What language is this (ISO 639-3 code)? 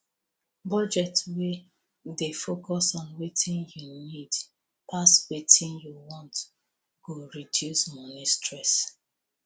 pcm